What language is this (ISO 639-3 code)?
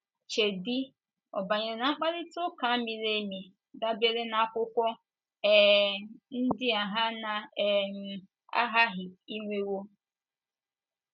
ibo